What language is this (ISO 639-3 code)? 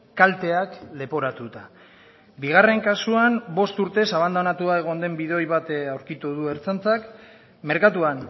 eus